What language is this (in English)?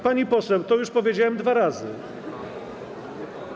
Polish